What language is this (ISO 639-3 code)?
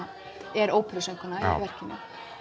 isl